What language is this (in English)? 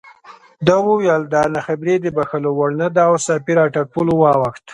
Pashto